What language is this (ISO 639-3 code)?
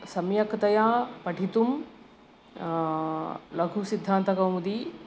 san